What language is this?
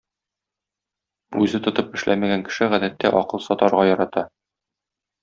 Tatar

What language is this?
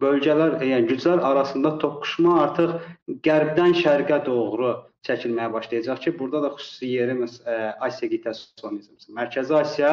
Turkish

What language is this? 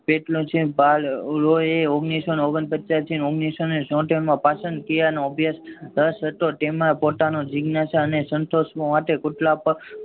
Gujarati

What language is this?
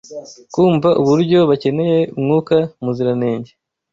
Kinyarwanda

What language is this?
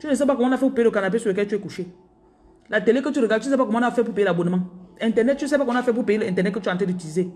French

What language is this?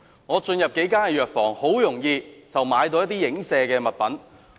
Cantonese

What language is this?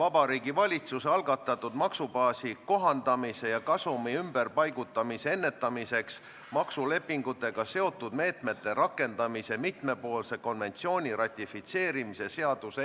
Estonian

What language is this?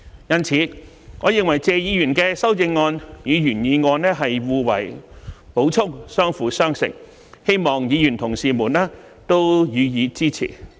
Cantonese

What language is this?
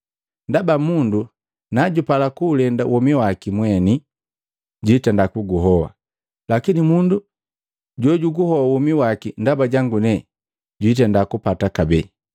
Matengo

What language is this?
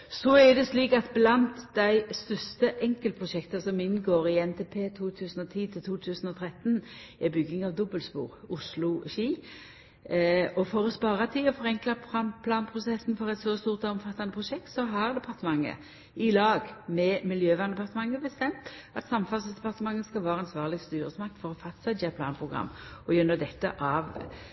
Norwegian Nynorsk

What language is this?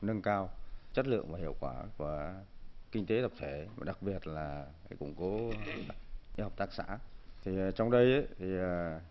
Vietnamese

